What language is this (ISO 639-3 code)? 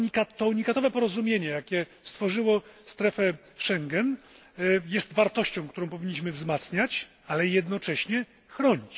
pol